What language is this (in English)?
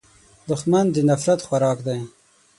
Pashto